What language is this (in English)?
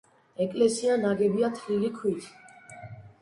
Georgian